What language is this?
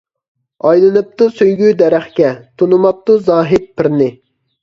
Uyghur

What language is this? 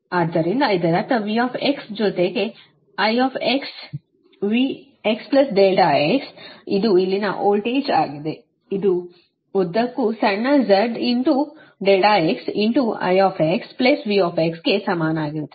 Kannada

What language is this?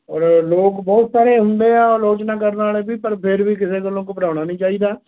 Punjabi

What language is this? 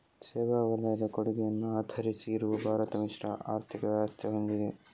Kannada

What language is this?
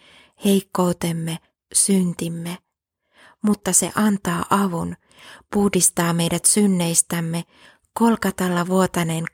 Finnish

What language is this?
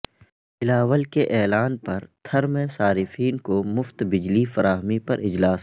Urdu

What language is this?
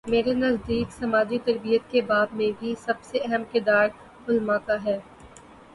Urdu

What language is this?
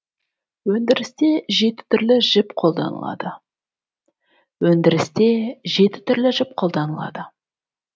Kazakh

